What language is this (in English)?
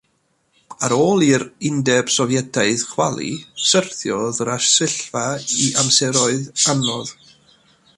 Welsh